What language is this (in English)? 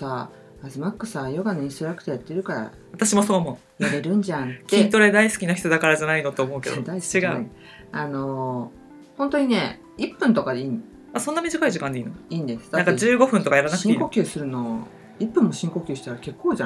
Japanese